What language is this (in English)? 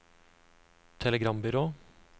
Norwegian